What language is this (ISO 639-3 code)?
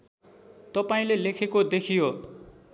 nep